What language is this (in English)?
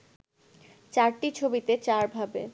Bangla